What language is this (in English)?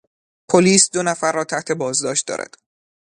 Persian